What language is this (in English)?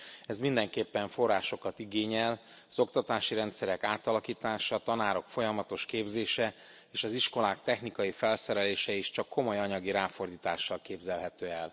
Hungarian